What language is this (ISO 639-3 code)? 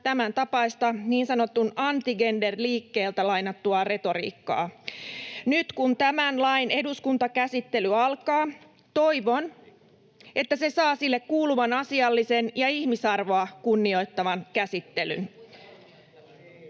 fin